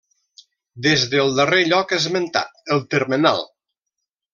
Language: Catalan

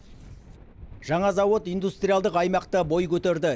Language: Kazakh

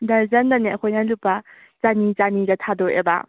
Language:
Manipuri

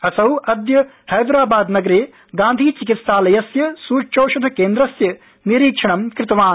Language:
Sanskrit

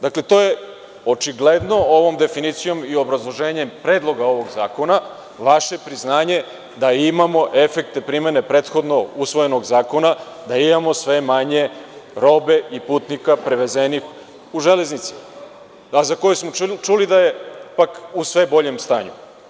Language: Serbian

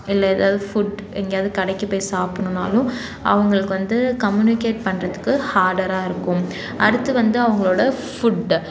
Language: Tamil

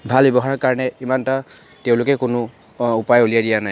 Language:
Assamese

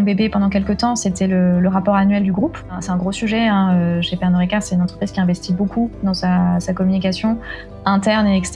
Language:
French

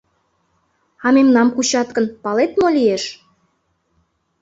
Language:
Mari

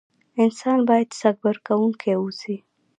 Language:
Pashto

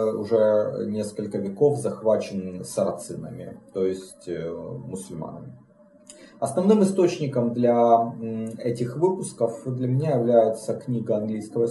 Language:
Russian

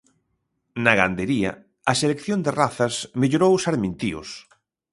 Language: Galician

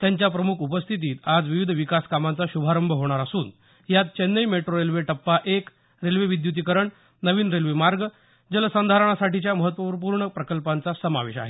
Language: Marathi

